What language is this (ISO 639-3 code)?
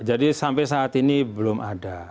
ind